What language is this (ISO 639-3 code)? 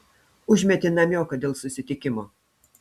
lit